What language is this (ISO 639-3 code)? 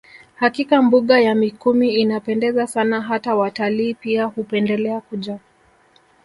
swa